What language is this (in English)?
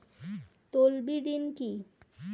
Bangla